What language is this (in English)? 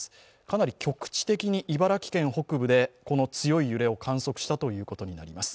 Japanese